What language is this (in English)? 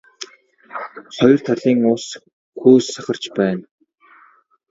Mongolian